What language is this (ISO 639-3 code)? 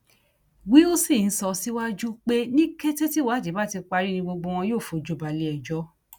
yor